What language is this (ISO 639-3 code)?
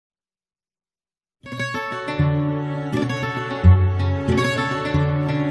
ron